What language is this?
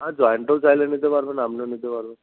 Bangla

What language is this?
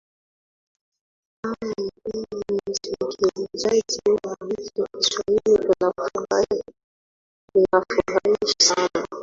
Swahili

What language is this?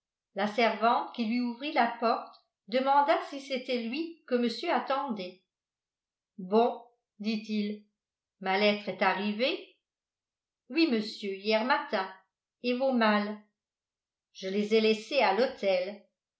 French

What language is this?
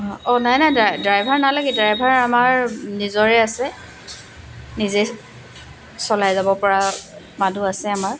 Assamese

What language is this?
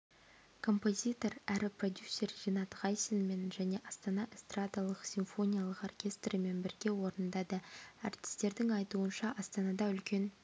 Kazakh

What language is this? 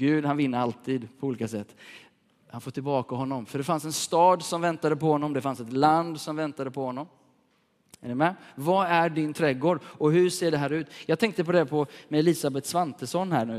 Swedish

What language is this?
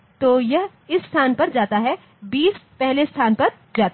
Hindi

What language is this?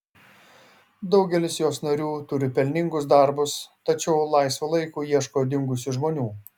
Lithuanian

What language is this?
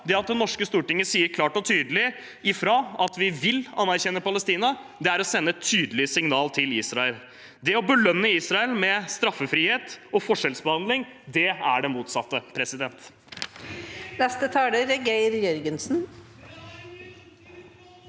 Norwegian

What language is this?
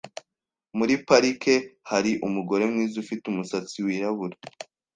Kinyarwanda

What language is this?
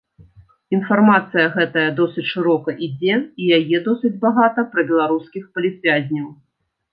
Belarusian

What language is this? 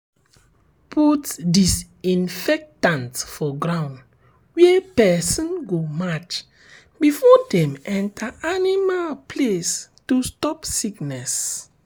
Nigerian Pidgin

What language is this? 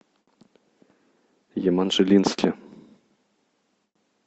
Russian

